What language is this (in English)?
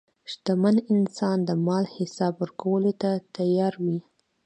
Pashto